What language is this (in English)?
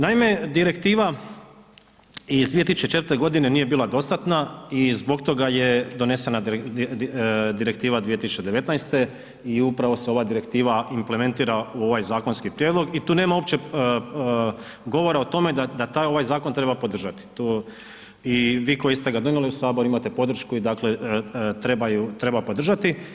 Croatian